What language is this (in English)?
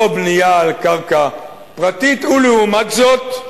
Hebrew